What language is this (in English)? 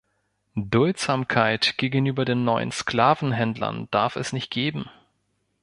German